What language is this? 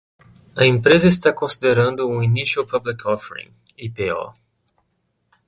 Portuguese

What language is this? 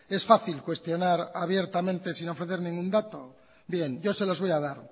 Spanish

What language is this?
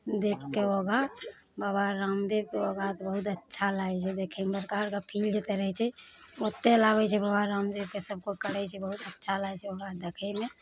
Maithili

